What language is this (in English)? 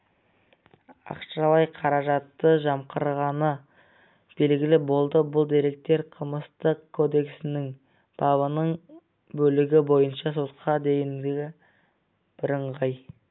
Kazakh